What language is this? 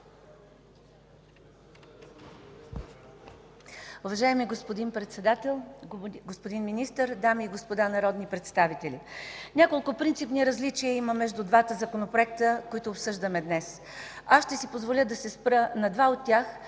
Bulgarian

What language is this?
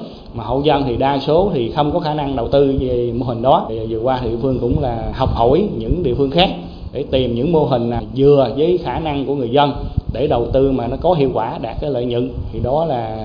Vietnamese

